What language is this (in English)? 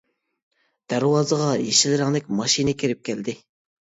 Uyghur